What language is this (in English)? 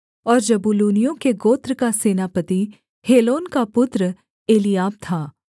Hindi